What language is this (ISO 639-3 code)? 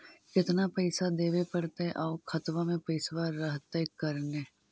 mag